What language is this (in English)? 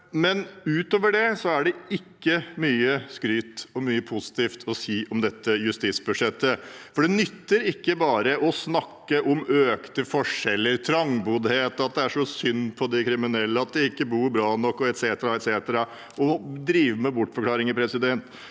Norwegian